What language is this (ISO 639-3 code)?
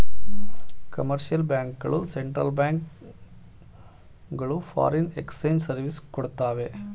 kan